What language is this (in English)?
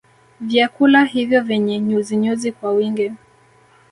Swahili